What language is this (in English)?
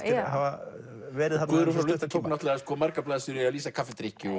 Icelandic